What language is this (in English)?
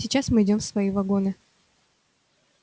Russian